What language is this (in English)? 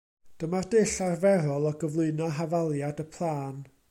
Welsh